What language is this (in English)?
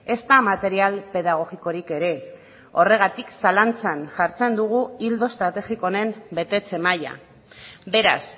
Basque